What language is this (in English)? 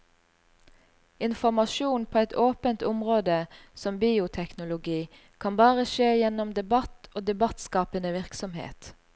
Norwegian